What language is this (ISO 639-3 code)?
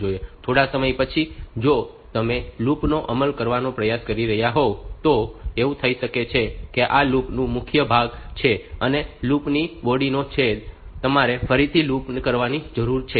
guj